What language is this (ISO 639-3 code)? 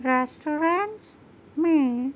urd